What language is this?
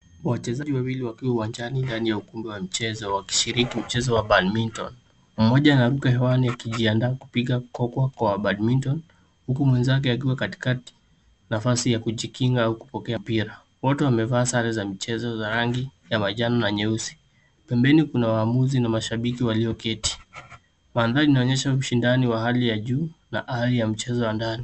Swahili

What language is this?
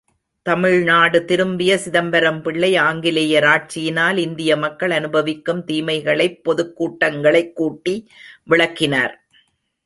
Tamil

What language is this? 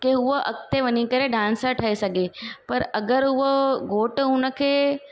Sindhi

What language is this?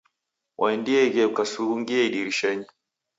Taita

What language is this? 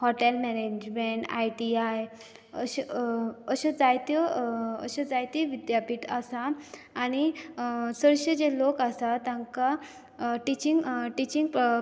Konkani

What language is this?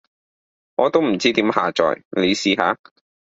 Cantonese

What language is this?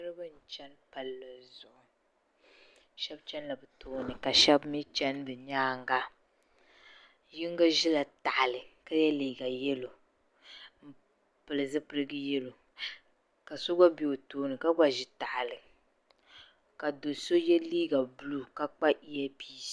Dagbani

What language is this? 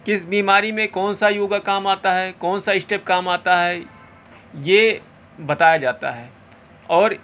Urdu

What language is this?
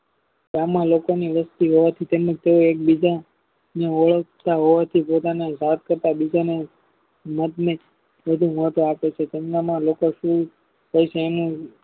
Gujarati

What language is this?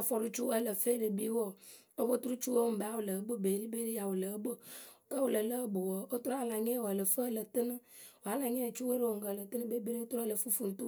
Akebu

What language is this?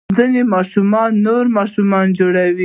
Pashto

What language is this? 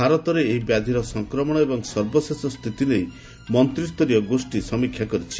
Odia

